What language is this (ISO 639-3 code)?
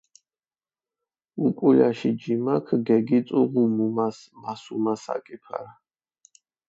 xmf